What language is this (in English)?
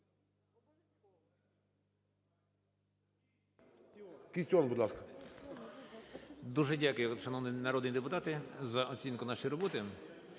Ukrainian